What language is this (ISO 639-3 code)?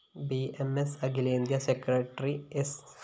mal